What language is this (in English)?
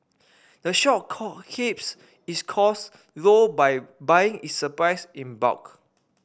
English